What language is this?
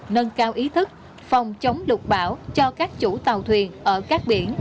Vietnamese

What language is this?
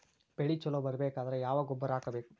Kannada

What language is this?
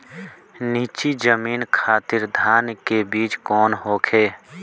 Bhojpuri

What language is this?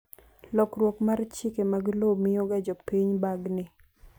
Luo (Kenya and Tanzania)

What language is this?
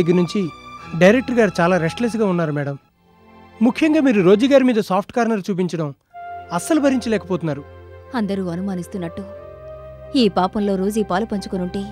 Telugu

